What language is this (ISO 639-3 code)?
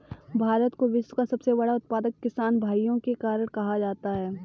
hin